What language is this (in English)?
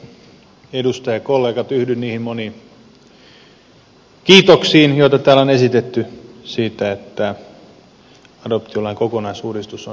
Finnish